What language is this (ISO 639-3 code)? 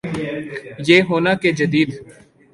urd